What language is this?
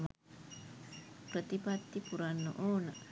Sinhala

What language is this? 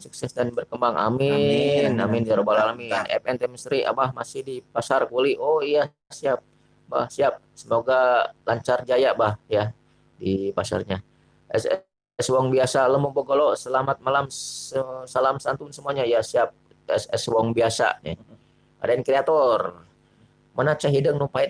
Indonesian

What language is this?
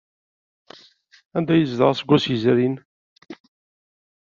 Kabyle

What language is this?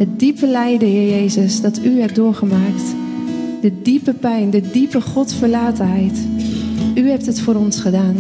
Dutch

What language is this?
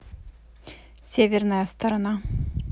Russian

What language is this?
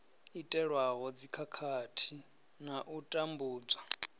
Venda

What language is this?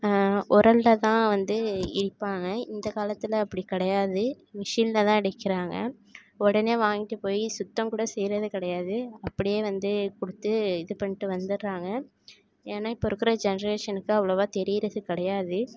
Tamil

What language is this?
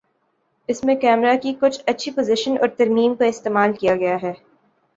Urdu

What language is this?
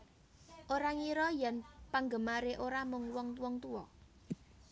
Javanese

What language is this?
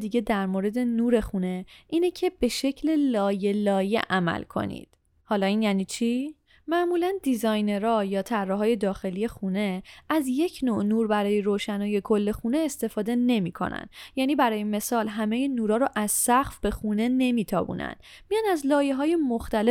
Persian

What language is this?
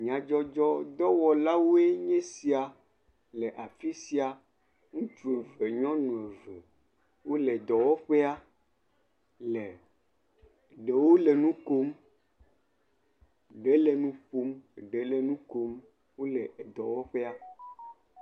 Ewe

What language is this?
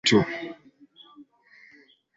Swahili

